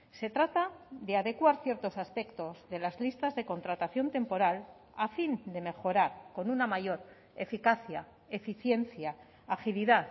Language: Spanish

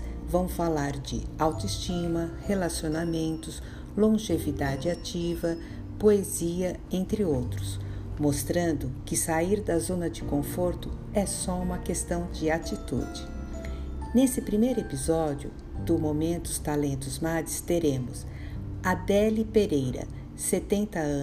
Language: Portuguese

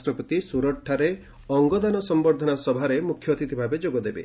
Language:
Odia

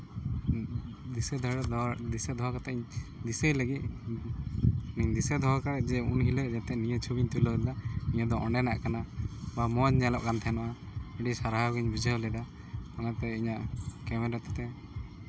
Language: Santali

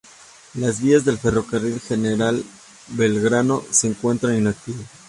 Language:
Spanish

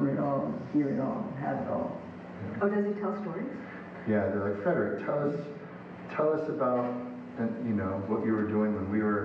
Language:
English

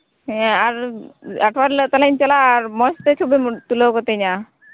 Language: Santali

